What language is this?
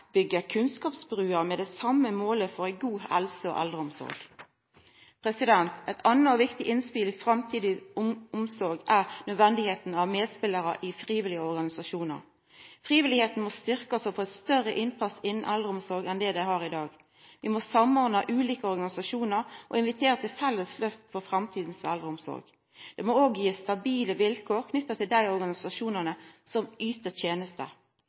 Norwegian Nynorsk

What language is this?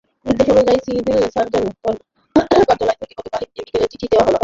Bangla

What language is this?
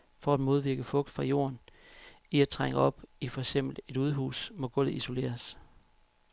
Danish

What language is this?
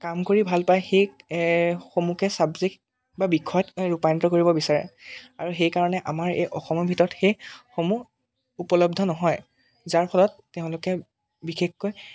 Assamese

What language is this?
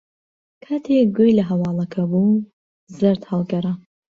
Central Kurdish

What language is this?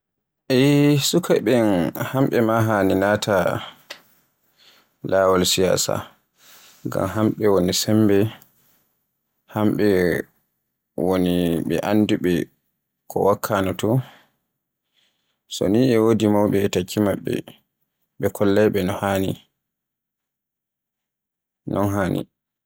Borgu Fulfulde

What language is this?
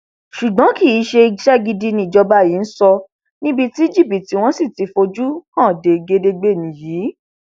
Yoruba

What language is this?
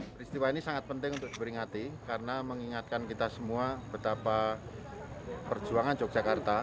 Indonesian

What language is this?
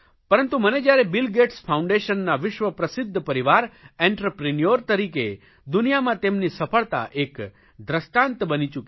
Gujarati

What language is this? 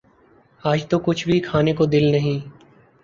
Urdu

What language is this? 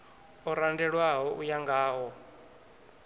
Venda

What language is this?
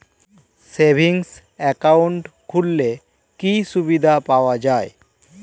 Bangla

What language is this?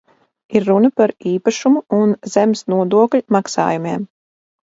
Latvian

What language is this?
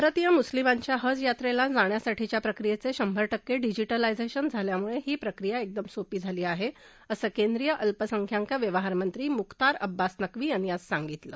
Marathi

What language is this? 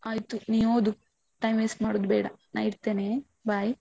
Kannada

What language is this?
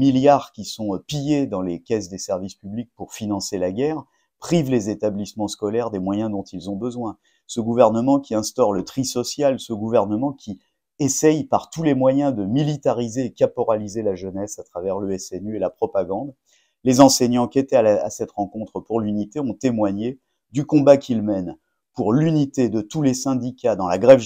French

